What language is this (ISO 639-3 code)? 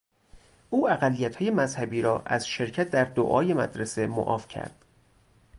fas